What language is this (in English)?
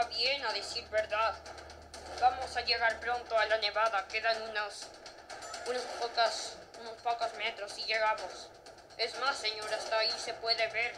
Spanish